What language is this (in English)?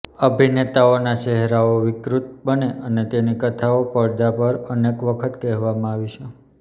Gujarati